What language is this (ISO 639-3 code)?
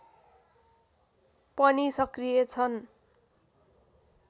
nep